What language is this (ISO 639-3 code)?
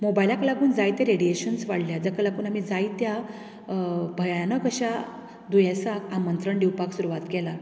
kok